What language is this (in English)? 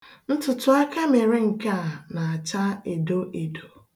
Igbo